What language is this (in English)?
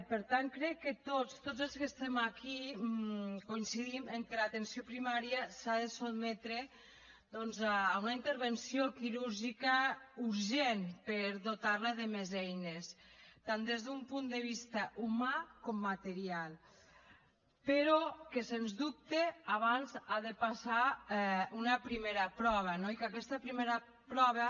Catalan